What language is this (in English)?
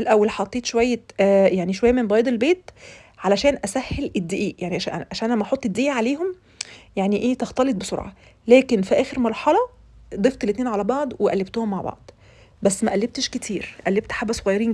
Arabic